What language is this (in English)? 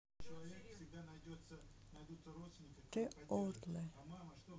Russian